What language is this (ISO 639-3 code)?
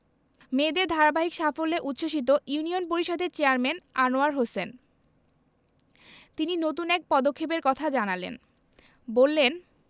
ben